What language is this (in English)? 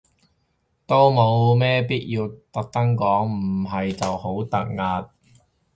Cantonese